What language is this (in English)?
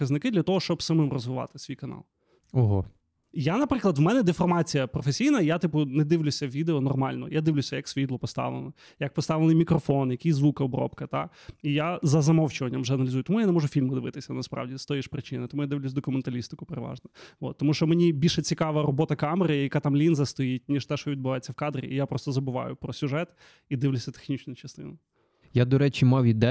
Ukrainian